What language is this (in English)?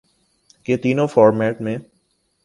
Urdu